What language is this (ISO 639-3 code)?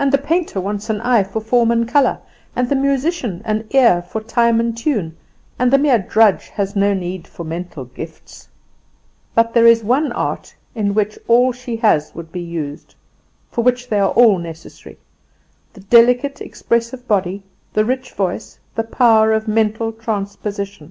eng